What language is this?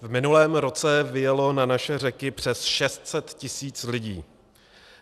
Czech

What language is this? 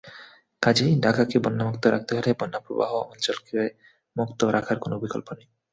Bangla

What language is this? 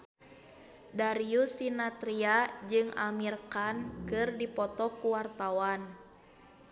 Sundanese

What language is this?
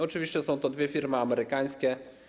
Polish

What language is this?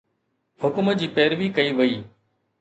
Sindhi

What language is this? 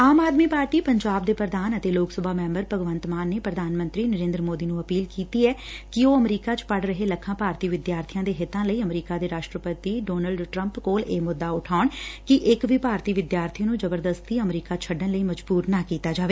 Punjabi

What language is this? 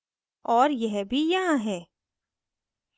Hindi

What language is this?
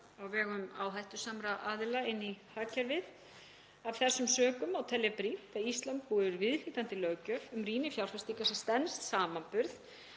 Icelandic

